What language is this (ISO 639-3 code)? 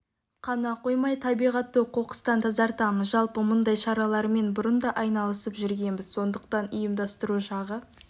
kaz